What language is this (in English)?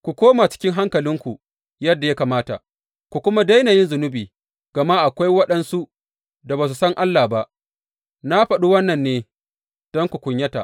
Hausa